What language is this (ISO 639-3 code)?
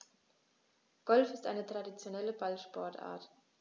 deu